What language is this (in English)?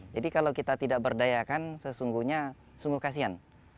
Indonesian